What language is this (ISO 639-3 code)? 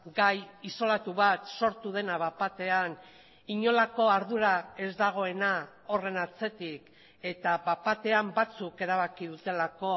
eus